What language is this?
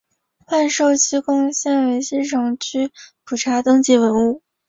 Chinese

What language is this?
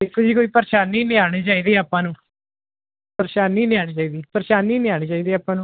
Punjabi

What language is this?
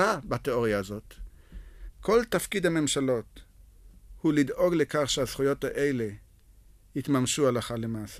Hebrew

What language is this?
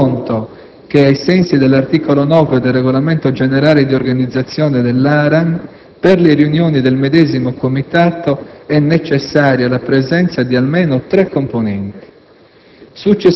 Italian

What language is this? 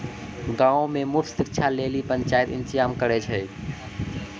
Maithili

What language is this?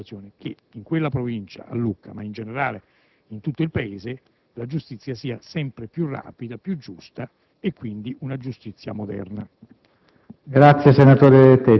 Italian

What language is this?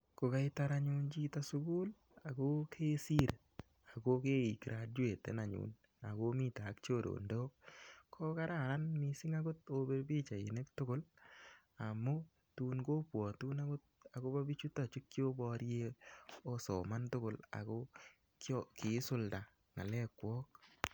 Kalenjin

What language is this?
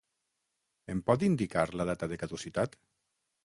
Catalan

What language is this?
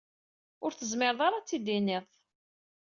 Kabyle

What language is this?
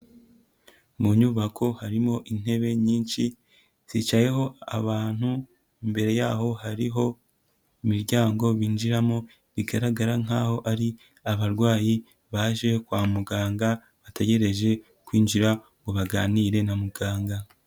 Kinyarwanda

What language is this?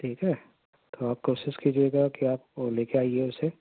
Urdu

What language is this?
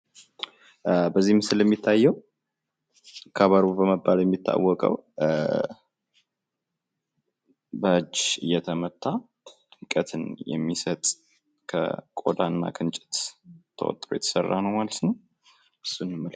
Amharic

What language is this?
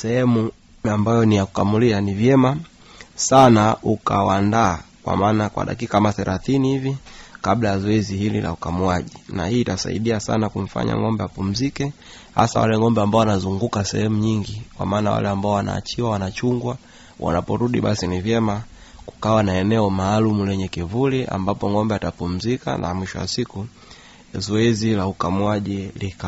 Swahili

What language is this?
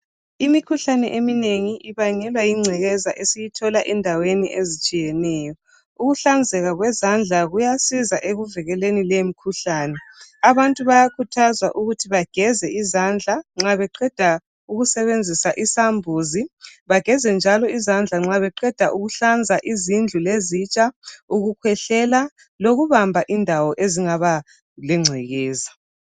North Ndebele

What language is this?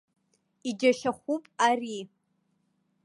Abkhazian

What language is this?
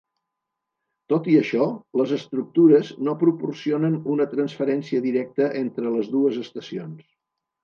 Catalan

